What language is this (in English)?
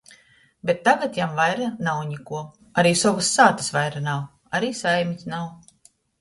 Latgalian